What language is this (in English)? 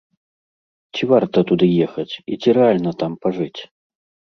Belarusian